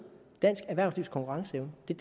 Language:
Danish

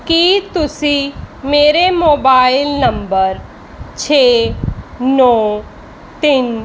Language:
Punjabi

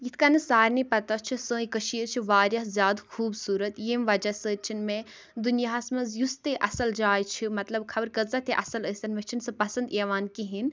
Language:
Kashmiri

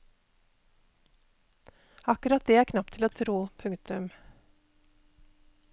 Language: Norwegian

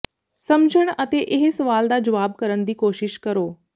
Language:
Punjabi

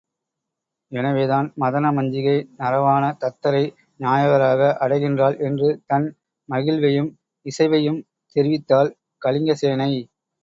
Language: Tamil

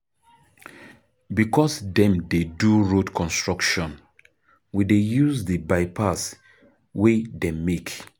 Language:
Nigerian Pidgin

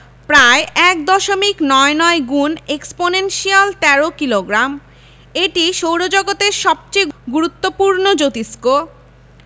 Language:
Bangla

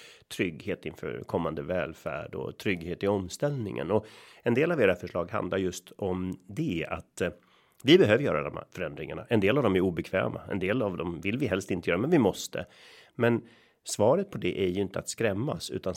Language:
Swedish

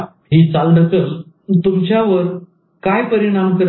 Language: Marathi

